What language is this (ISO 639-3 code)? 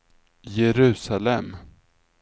swe